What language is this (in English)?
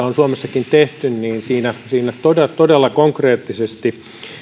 Finnish